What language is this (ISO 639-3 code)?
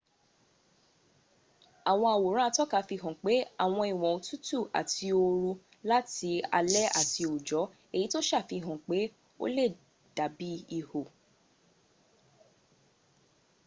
yor